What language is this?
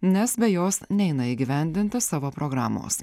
Lithuanian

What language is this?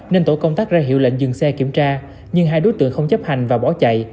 Vietnamese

